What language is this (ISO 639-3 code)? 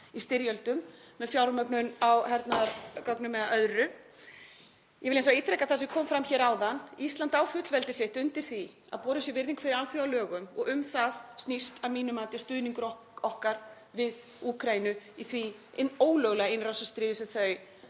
isl